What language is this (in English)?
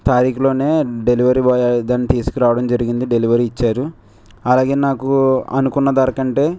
Telugu